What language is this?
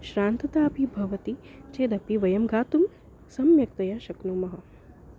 Sanskrit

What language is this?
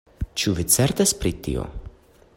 Esperanto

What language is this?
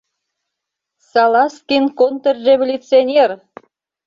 Mari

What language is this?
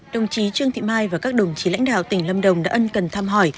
Vietnamese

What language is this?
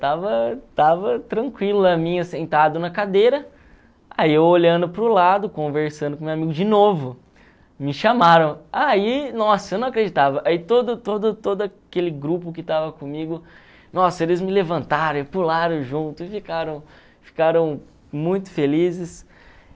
Portuguese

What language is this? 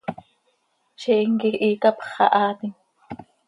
Seri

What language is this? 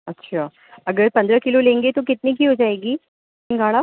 Urdu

